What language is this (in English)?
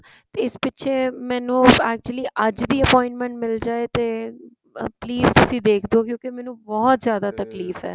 Punjabi